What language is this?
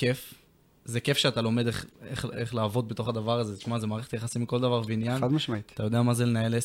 Hebrew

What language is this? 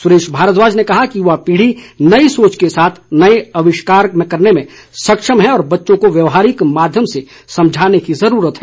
Hindi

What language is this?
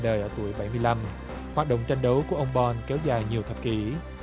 Vietnamese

